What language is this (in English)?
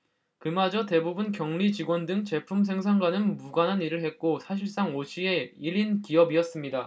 Korean